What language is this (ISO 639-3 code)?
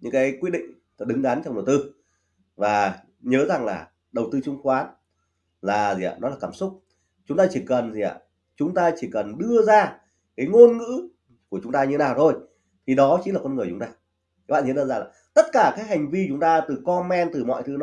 vie